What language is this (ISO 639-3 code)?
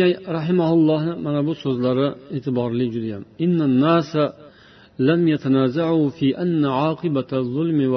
bul